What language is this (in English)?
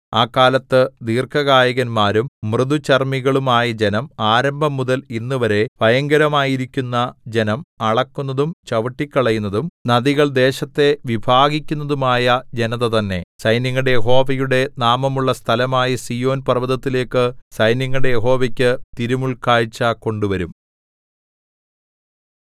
Malayalam